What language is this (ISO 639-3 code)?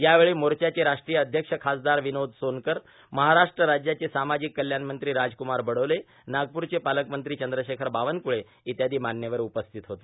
mar